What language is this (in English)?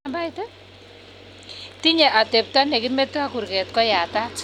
Kalenjin